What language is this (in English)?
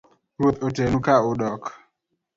Luo (Kenya and Tanzania)